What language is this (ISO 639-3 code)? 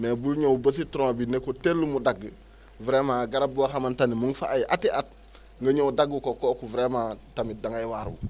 wol